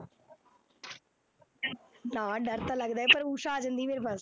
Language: Punjabi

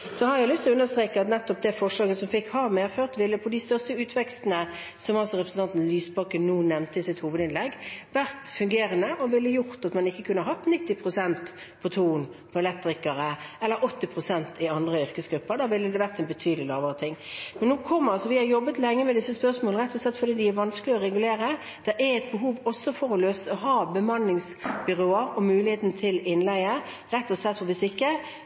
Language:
Norwegian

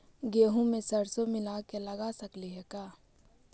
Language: Magahi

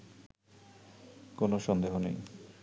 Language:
Bangla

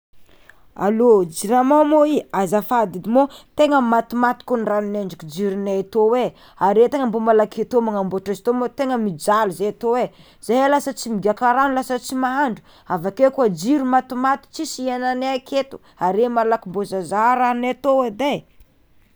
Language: Tsimihety Malagasy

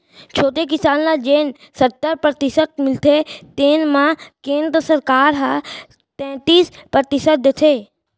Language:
Chhattisgarhi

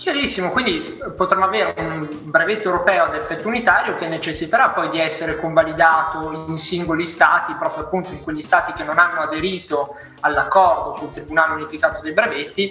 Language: Italian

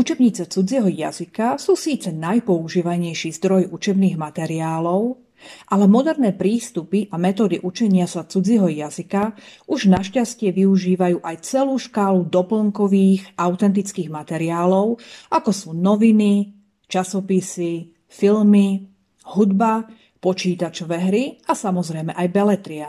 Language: Slovak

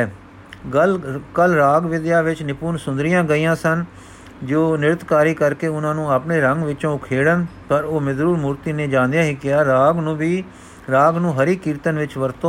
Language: Punjabi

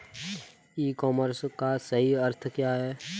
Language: Hindi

